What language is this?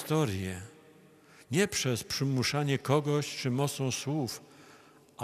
Polish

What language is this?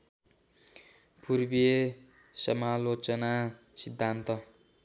Nepali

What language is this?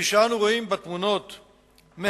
Hebrew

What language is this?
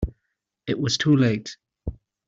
English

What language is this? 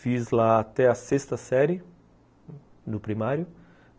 Portuguese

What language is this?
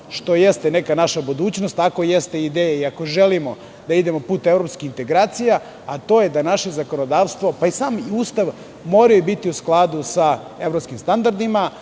Serbian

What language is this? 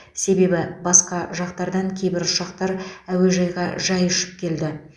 Kazakh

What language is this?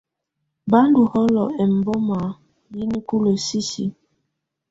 Tunen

